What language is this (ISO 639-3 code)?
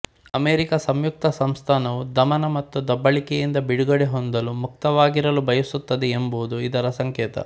kan